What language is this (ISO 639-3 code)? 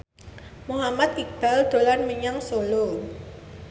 jav